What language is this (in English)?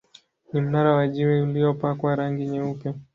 Swahili